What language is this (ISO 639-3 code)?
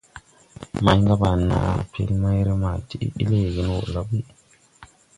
tui